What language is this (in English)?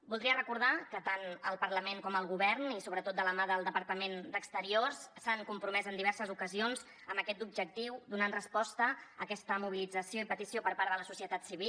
Catalan